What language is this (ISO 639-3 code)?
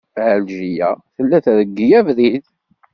kab